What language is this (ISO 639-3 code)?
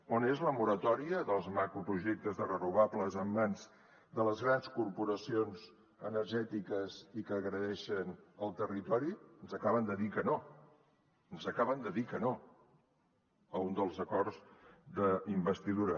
cat